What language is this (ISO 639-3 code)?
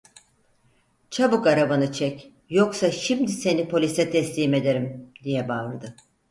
tur